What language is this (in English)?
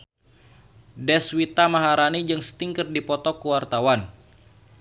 Sundanese